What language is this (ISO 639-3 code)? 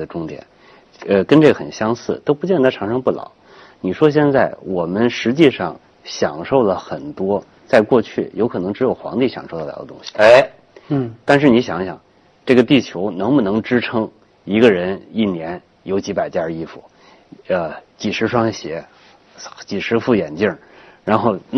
zho